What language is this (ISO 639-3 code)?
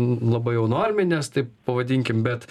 lit